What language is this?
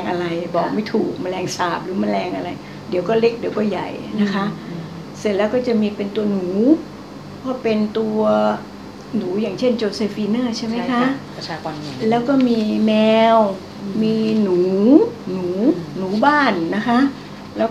Thai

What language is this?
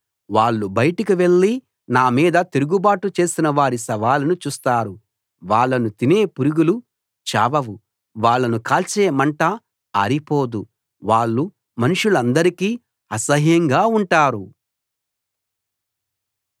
Telugu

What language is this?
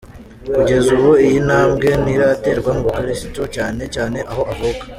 Kinyarwanda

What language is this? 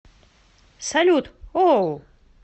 Russian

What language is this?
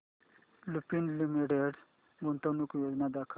Marathi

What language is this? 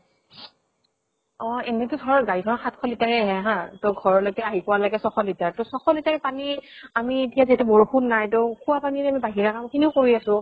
Assamese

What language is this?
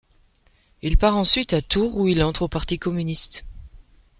French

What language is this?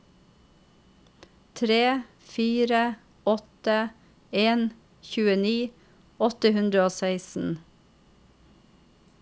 Norwegian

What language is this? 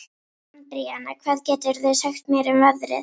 Icelandic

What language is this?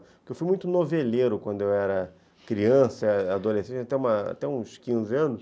Portuguese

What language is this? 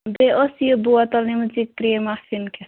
Kashmiri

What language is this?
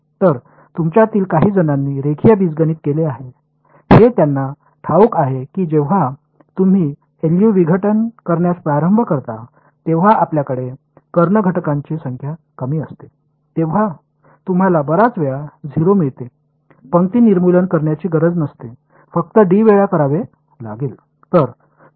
Marathi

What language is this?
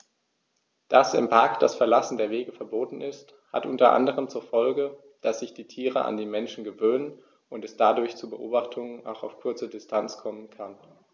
German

